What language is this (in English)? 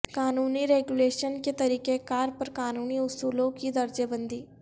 Urdu